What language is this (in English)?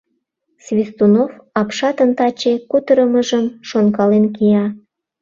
Mari